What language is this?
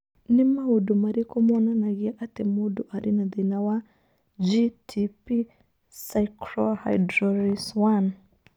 Kikuyu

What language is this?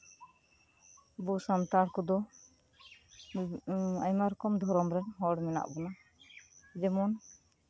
Santali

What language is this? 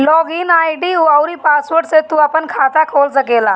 Bhojpuri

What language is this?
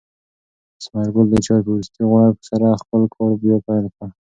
Pashto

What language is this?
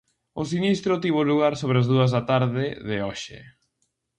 Galician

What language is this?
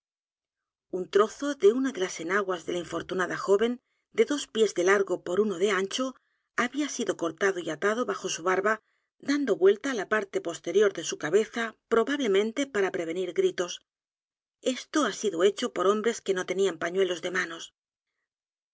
Spanish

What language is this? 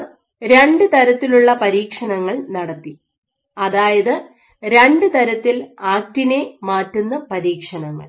Malayalam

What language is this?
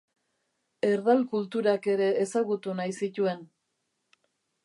Basque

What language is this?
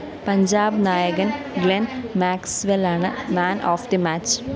Malayalam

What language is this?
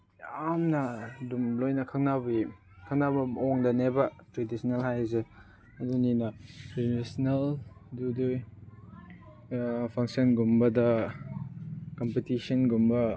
Manipuri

